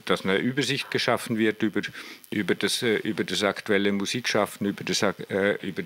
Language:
German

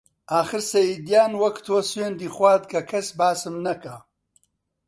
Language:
Central Kurdish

